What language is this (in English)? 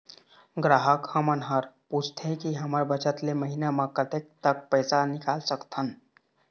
Chhattisgarhi